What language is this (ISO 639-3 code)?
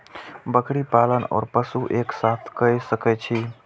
mai